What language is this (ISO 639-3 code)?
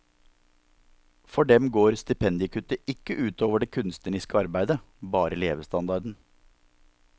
nor